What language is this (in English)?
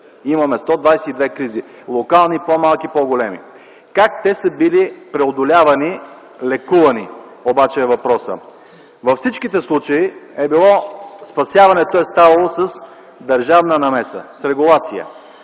Bulgarian